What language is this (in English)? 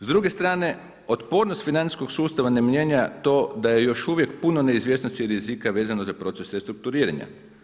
Croatian